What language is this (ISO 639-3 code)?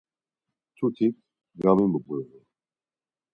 lzz